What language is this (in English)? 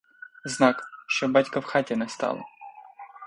Ukrainian